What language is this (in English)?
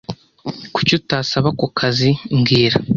Kinyarwanda